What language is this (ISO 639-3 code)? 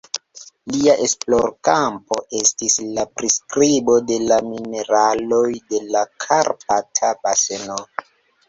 epo